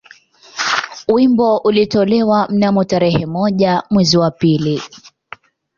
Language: Swahili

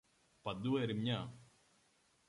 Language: Greek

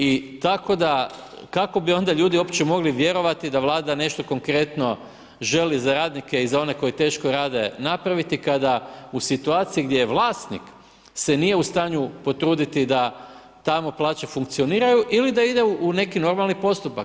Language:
Croatian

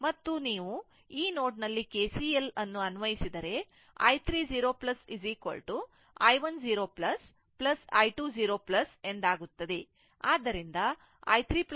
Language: Kannada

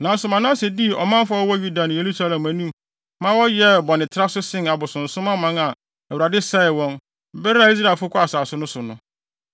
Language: Akan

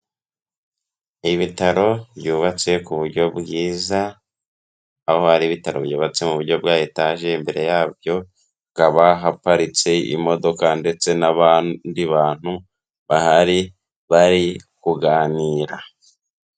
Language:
Kinyarwanda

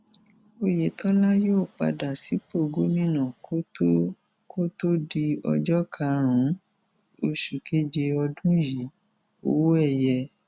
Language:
Yoruba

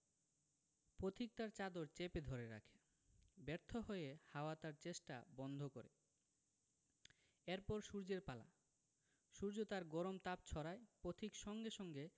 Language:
Bangla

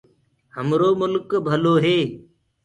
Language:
Gurgula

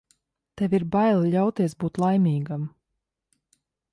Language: Latvian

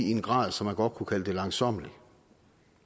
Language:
Danish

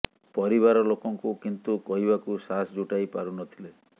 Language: Odia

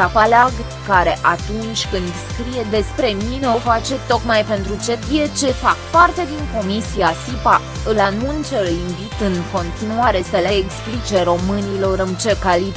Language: Romanian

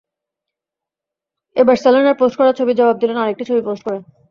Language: Bangla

